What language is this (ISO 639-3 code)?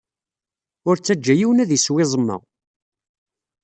kab